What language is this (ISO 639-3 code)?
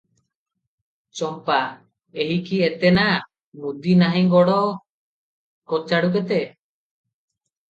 ori